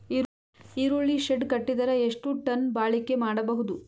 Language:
Kannada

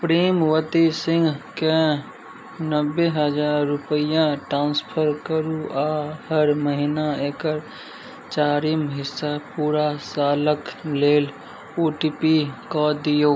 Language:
Maithili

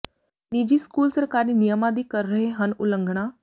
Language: Punjabi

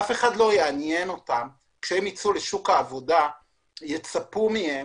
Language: Hebrew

